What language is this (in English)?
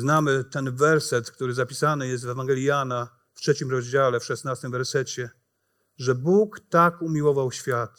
Polish